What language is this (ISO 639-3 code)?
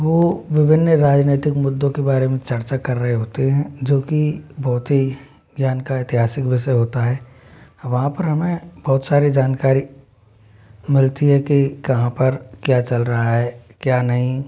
hin